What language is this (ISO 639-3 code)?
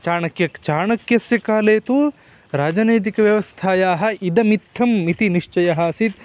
san